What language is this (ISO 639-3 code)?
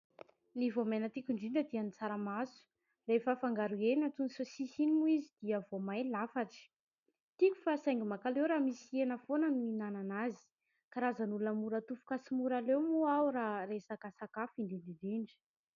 mlg